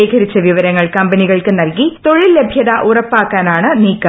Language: Malayalam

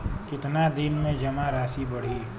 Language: Bhojpuri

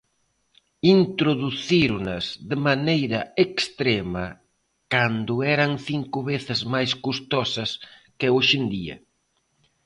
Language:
Galician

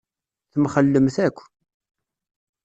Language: Kabyle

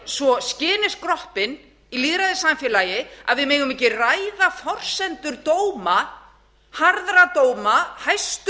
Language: Icelandic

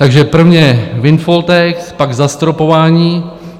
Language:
Czech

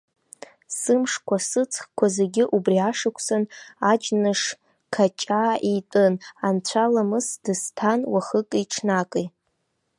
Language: Abkhazian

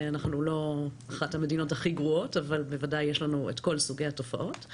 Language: Hebrew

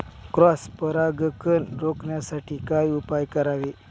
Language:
Marathi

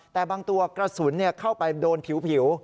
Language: Thai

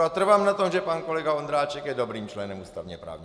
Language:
Czech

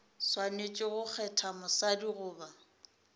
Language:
Northern Sotho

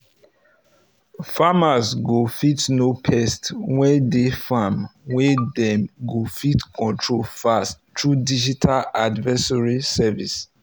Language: Nigerian Pidgin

